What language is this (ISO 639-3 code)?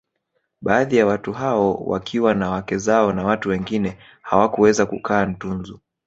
swa